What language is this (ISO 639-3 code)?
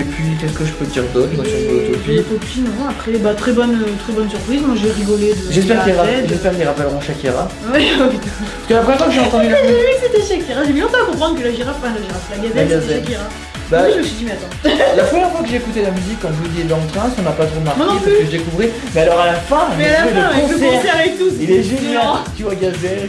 fra